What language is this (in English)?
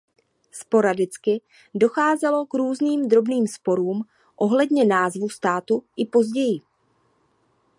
Czech